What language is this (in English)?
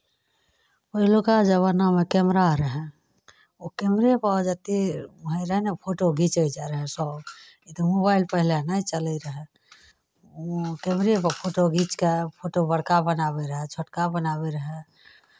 Maithili